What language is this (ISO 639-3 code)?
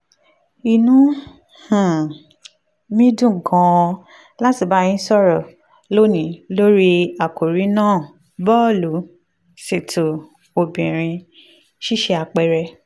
yor